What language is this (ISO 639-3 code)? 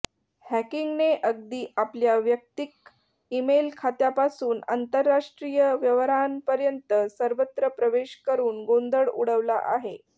mar